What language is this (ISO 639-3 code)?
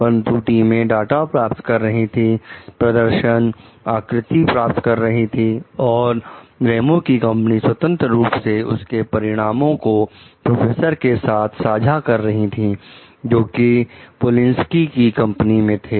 hin